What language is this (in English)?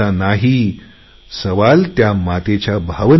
Marathi